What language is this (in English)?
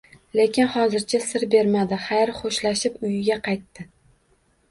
Uzbek